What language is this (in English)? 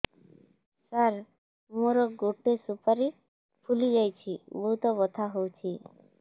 Odia